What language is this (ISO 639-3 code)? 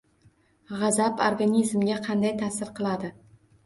uzb